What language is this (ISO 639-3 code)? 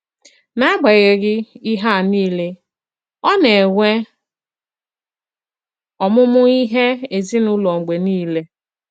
ibo